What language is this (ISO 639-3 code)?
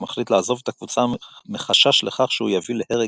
heb